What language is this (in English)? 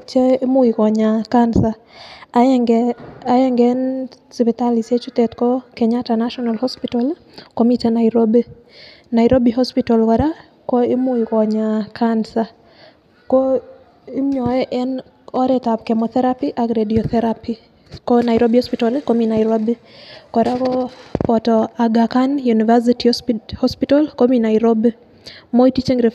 Kalenjin